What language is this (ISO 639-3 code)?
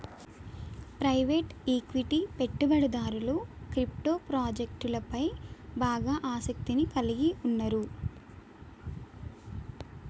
tel